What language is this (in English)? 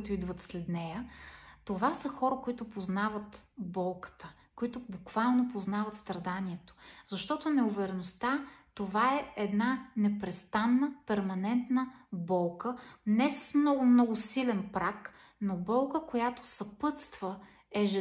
Bulgarian